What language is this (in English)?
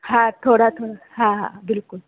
Sindhi